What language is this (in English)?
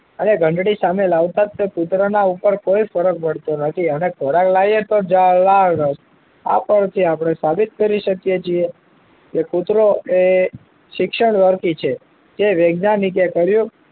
Gujarati